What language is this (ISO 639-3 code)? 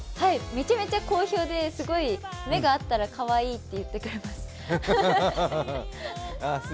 jpn